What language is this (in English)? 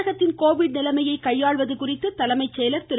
Tamil